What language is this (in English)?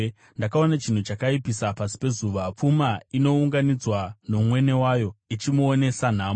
Shona